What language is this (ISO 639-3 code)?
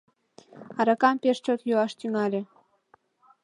chm